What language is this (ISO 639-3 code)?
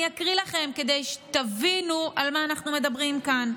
heb